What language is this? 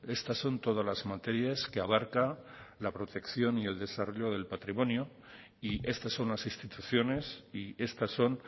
Spanish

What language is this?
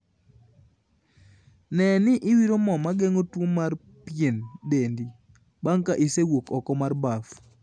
Luo (Kenya and Tanzania)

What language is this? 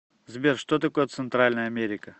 Russian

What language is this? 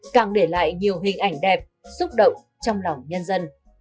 Vietnamese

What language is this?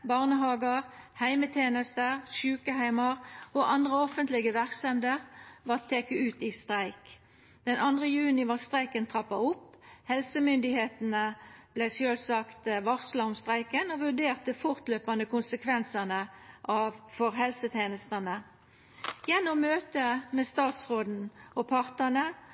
Norwegian Nynorsk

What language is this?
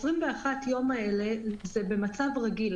Hebrew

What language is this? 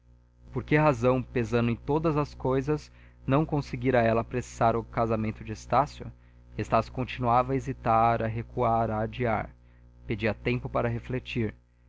Portuguese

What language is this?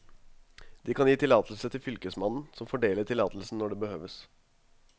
Norwegian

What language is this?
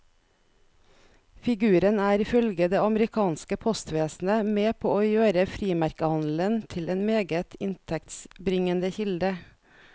Norwegian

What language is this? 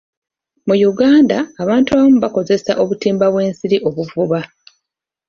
Ganda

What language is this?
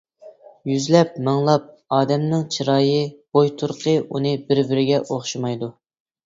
Uyghur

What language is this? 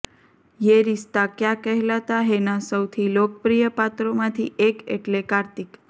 Gujarati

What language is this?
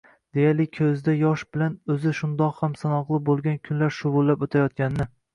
Uzbek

